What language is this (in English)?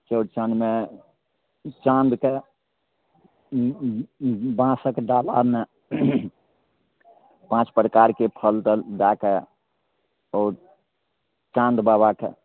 Maithili